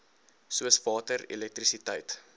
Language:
Afrikaans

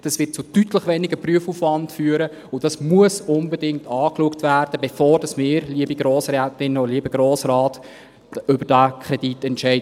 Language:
Swiss German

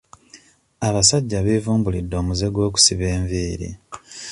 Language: Ganda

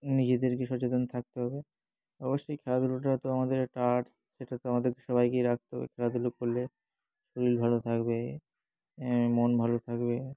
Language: Bangla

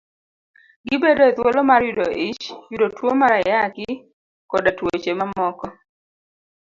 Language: Luo (Kenya and Tanzania)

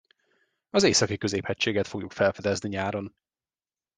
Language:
Hungarian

